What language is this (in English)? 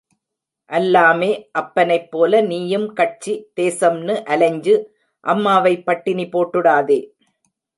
Tamil